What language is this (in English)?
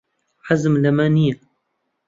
Central Kurdish